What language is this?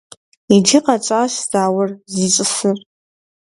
Kabardian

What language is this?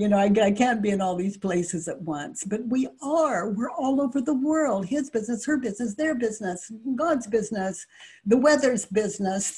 English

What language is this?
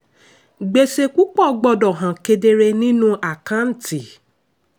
Yoruba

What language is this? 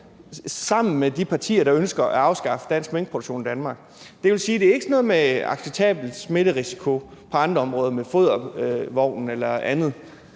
Danish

